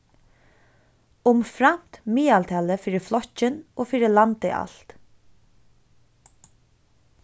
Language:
Faroese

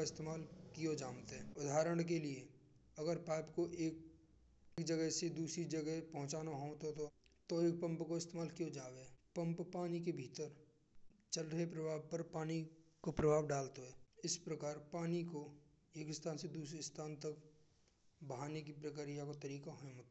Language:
Braj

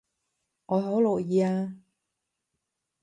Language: Cantonese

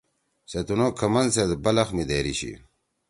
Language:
Torwali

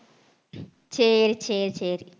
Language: Tamil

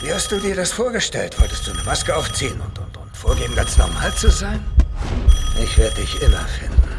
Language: German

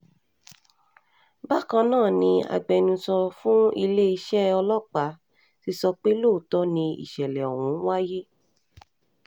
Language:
Yoruba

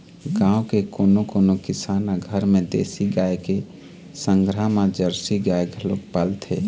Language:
Chhattisgarhi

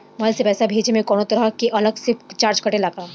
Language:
Bhojpuri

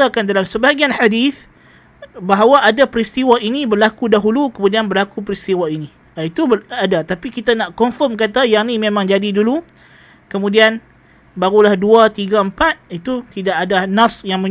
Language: Malay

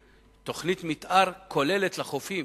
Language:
Hebrew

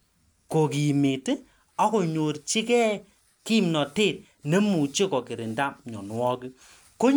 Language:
Kalenjin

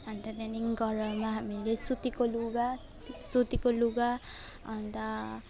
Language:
Nepali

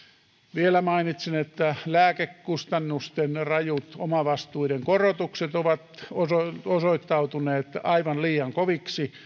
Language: Finnish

